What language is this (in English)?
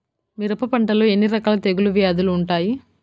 Telugu